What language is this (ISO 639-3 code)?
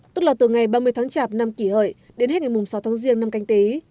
vie